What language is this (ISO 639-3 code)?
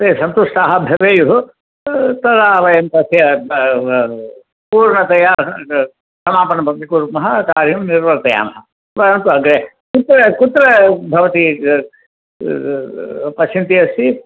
san